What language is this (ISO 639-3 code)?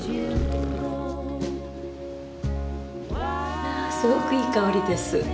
jpn